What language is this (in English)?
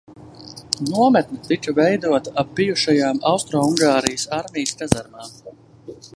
Latvian